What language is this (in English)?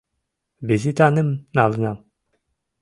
Mari